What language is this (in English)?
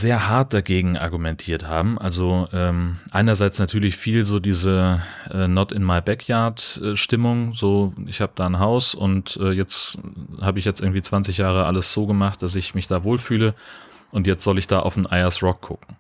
German